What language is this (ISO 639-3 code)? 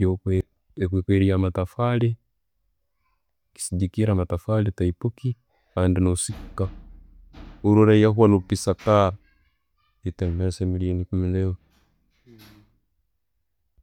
ttj